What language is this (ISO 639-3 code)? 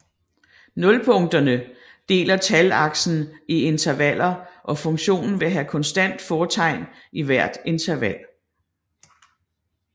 dan